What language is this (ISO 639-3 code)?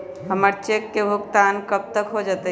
mag